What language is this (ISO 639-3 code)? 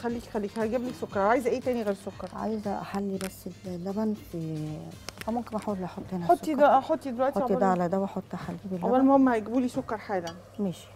ara